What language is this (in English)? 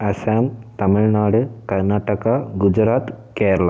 Tamil